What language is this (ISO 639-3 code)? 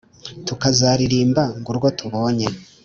kin